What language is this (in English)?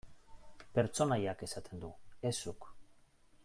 Basque